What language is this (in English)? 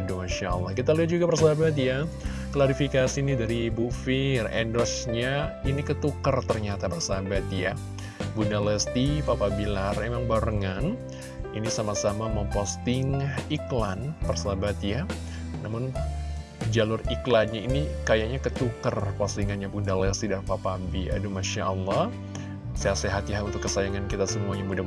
Indonesian